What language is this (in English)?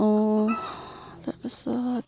Assamese